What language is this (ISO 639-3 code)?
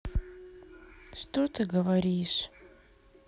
rus